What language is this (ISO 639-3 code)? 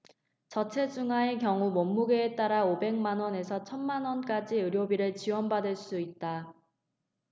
kor